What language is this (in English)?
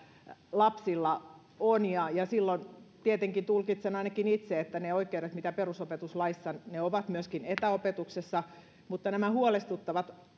Finnish